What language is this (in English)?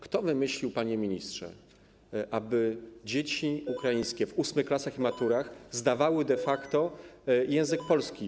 Polish